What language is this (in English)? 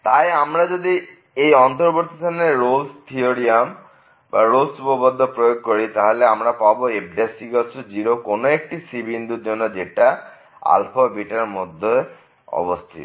Bangla